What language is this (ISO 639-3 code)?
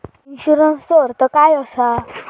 mar